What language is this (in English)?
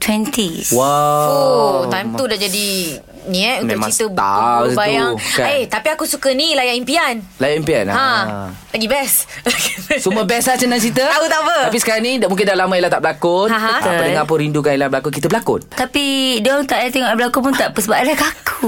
Malay